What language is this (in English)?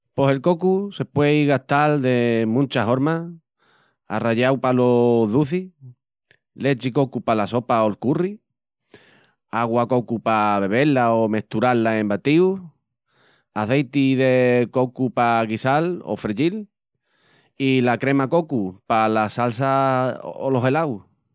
Extremaduran